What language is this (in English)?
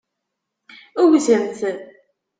Kabyle